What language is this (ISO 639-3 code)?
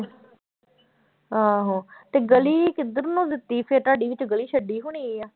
pan